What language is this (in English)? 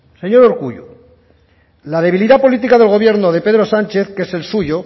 Spanish